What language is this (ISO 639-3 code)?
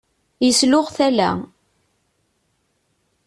kab